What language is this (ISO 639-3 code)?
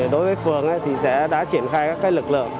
vie